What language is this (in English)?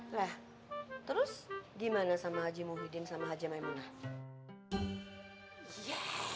Indonesian